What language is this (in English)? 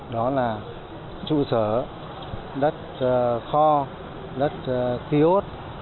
Vietnamese